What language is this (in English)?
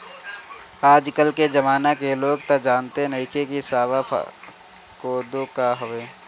Bhojpuri